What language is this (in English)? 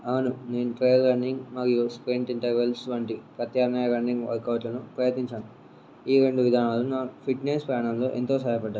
Telugu